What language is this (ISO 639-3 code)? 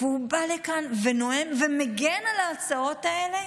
heb